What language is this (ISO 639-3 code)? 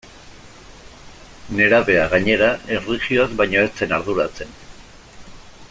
eus